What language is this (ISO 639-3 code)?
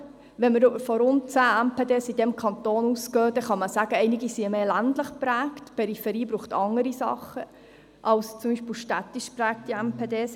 gsw